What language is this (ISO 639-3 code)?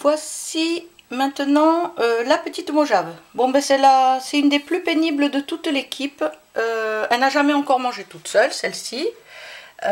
fra